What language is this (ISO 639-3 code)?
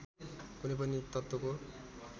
nep